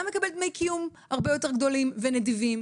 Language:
Hebrew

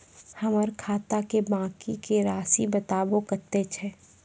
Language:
Maithili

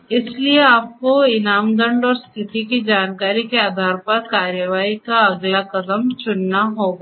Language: Hindi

